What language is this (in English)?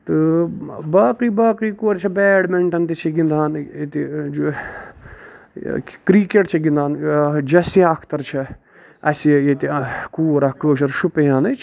Kashmiri